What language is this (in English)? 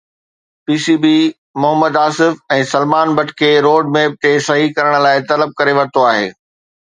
Sindhi